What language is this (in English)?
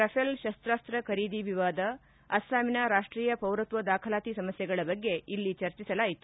Kannada